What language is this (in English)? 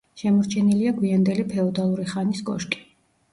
Georgian